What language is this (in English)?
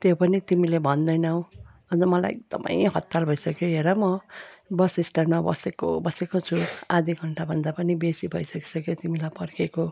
Nepali